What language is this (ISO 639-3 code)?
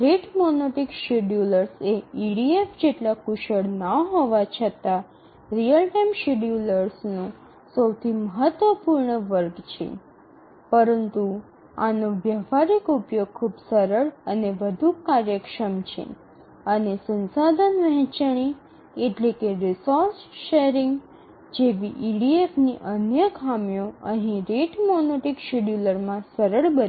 guj